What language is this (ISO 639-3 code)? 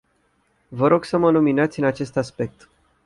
ron